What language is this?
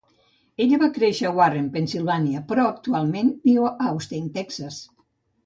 Catalan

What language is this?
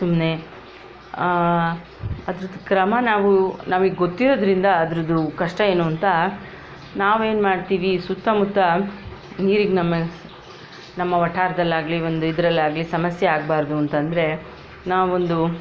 Kannada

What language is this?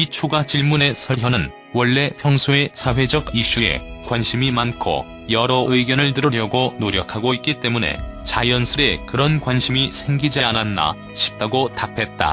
Korean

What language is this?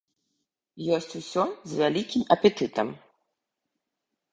Belarusian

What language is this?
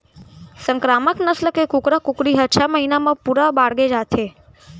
Chhattisgarhi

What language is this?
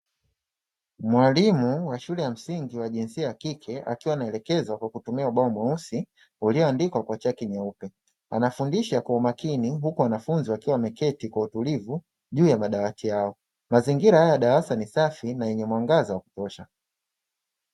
Swahili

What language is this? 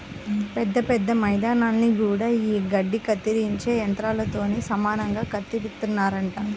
Telugu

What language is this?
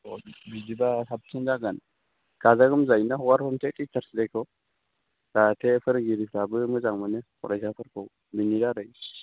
Bodo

